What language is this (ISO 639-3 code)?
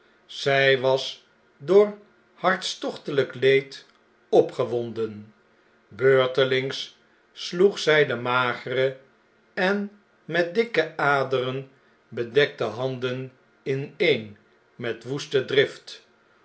nld